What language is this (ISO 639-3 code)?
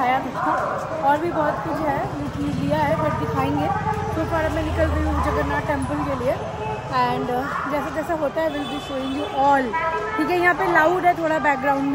hin